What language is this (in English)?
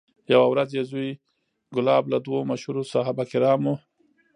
Pashto